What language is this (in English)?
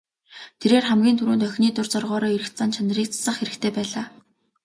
Mongolian